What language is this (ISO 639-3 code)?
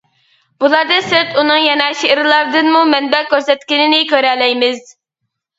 uig